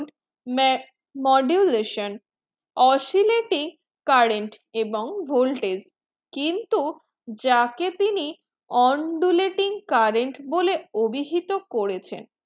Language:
Bangla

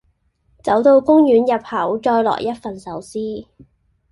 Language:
Cantonese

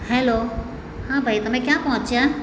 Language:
Gujarati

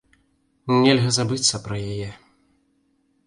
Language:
Belarusian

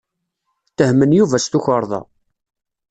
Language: Kabyle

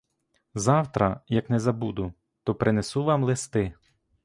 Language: Ukrainian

